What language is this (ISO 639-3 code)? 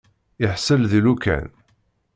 kab